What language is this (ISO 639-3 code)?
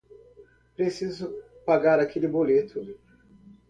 por